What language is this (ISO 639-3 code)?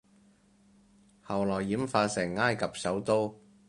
yue